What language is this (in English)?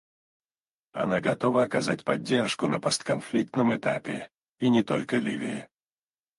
Russian